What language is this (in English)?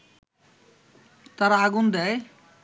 Bangla